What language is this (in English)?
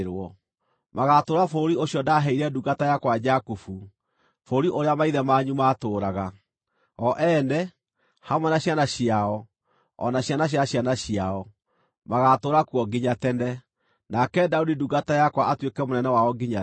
Kikuyu